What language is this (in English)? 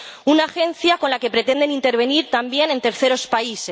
Spanish